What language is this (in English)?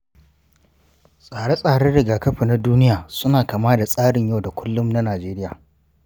Hausa